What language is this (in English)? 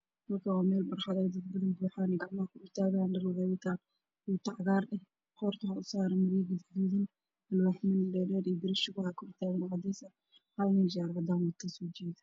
Somali